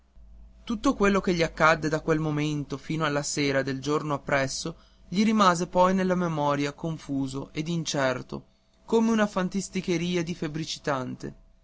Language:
Italian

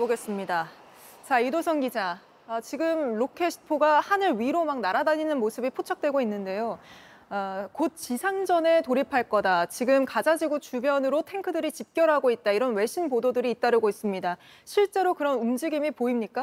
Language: Korean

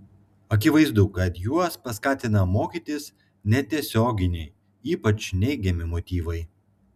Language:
Lithuanian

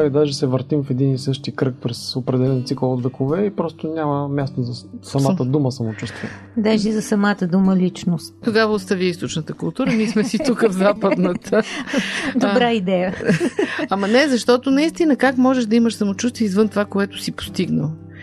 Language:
Bulgarian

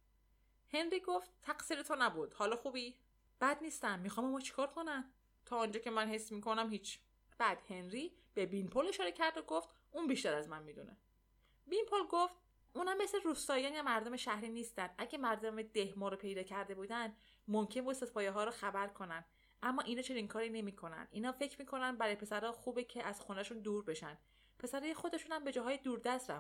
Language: Persian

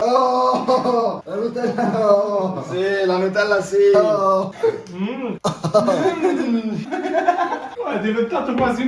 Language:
Italian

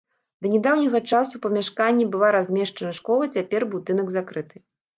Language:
Belarusian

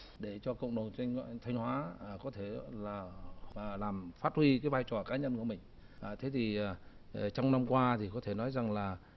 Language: Vietnamese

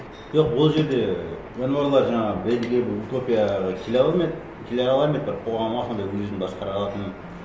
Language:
Kazakh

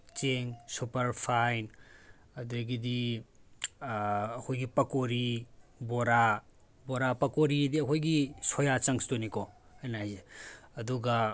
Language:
Manipuri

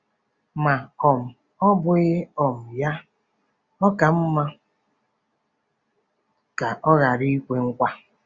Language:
Igbo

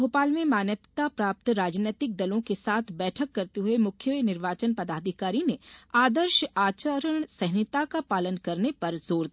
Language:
Hindi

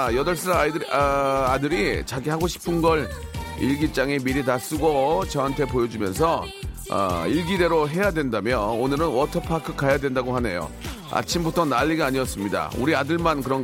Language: Korean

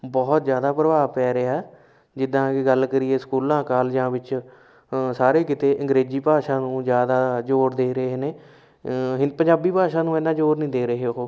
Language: Punjabi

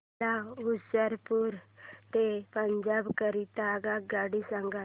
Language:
Marathi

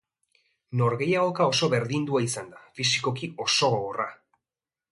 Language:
Basque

